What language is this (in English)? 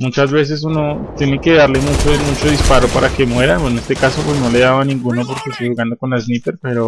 Spanish